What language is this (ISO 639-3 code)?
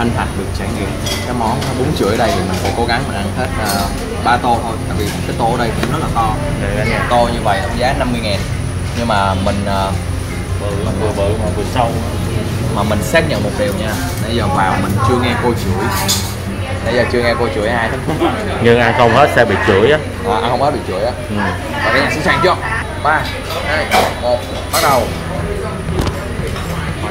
vie